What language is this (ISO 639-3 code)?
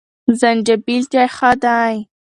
pus